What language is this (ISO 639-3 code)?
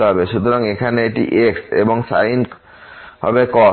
ben